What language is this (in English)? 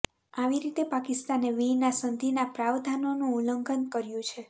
Gujarati